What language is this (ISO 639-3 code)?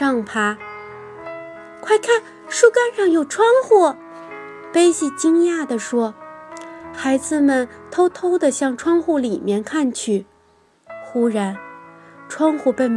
zho